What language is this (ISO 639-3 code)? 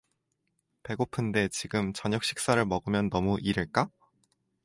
kor